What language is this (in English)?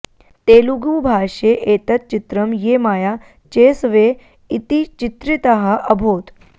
Sanskrit